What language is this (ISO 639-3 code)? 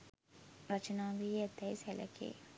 sin